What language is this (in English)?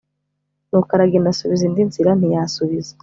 Kinyarwanda